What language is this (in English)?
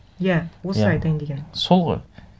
Kazakh